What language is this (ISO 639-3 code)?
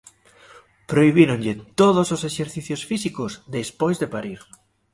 glg